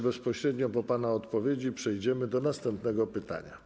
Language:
Polish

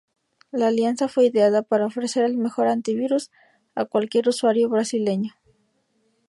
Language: Spanish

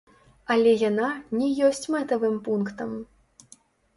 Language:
Belarusian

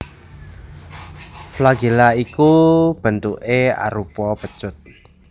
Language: Javanese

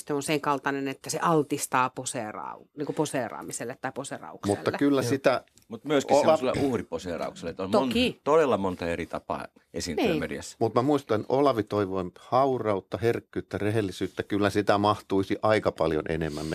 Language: Finnish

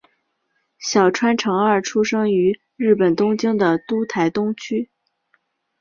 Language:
Chinese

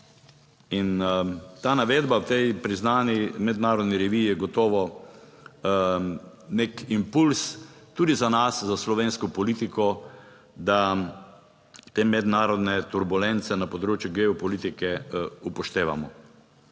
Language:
Slovenian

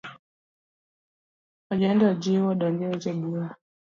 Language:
Luo (Kenya and Tanzania)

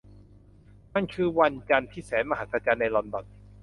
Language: Thai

